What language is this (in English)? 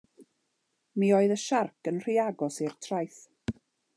Welsh